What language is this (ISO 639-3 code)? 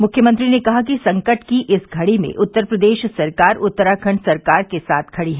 hin